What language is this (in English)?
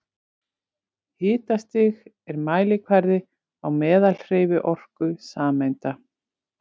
Icelandic